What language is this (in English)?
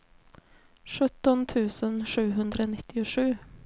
Swedish